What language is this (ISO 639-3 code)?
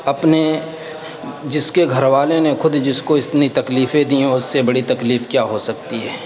urd